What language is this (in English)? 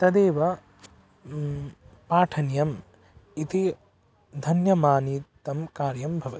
Sanskrit